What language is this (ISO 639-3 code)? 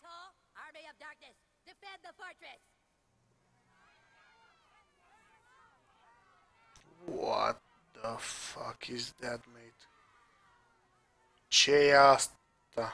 ron